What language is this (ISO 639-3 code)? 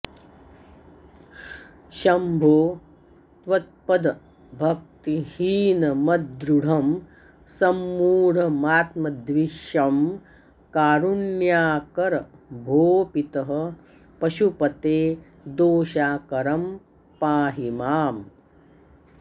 san